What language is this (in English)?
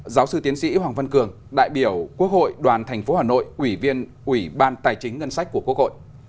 Vietnamese